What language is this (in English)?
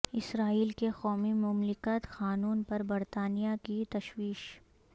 Urdu